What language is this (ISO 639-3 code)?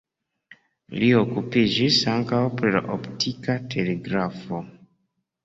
epo